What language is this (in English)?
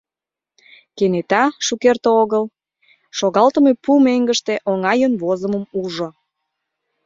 Mari